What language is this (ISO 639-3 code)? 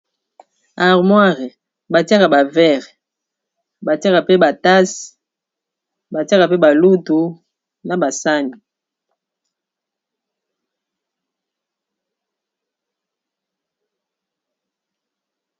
lin